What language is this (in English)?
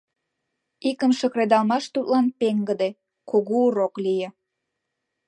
Mari